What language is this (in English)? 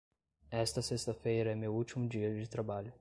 Portuguese